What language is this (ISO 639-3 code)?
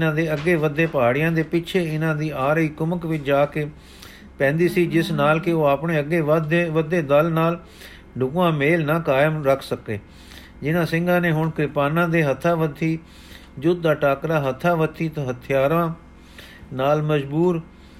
pan